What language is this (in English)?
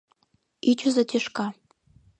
Mari